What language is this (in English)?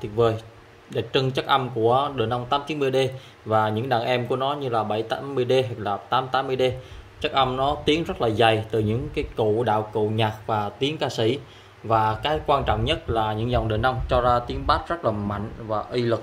Vietnamese